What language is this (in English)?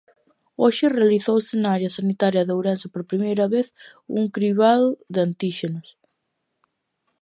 Galician